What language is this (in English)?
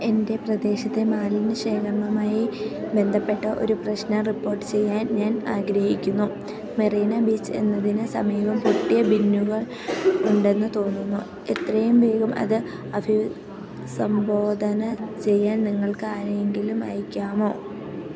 Malayalam